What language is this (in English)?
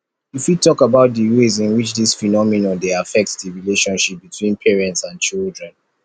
Nigerian Pidgin